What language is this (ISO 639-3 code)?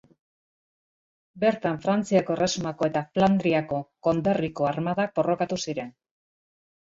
eus